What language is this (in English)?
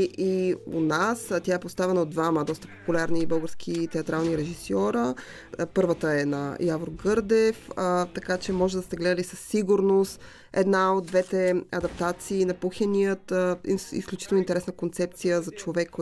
Bulgarian